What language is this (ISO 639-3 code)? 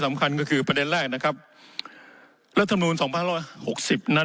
tha